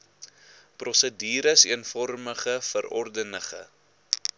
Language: Afrikaans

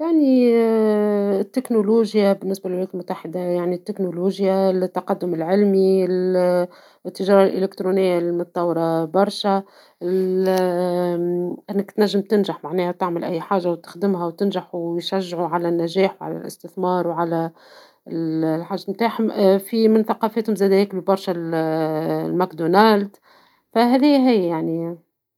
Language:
Tunisian Arabic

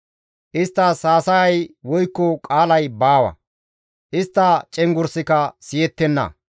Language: Gamo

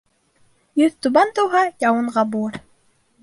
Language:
Bashkir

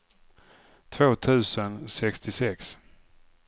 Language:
Swedish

